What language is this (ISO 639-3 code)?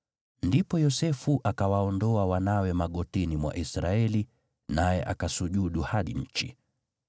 swa